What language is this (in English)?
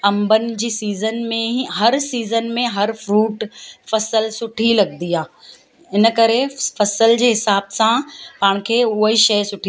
Sindhi